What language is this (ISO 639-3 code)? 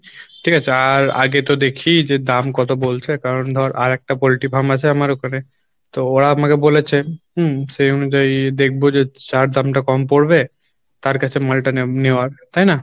ben